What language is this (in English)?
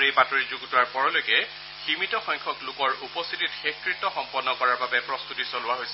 Assamese